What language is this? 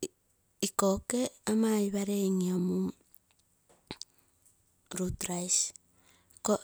Terei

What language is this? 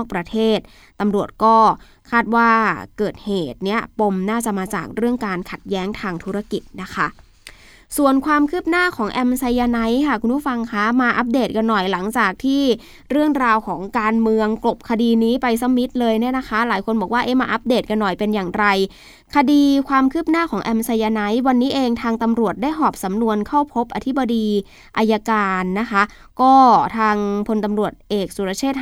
Thai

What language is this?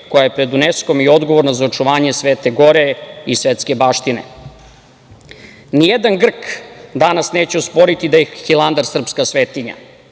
Serbian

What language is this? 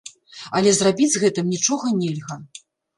Belarusian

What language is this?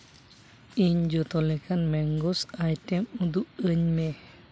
Santali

